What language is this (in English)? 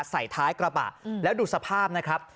Thai